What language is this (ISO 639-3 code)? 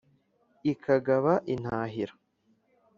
kin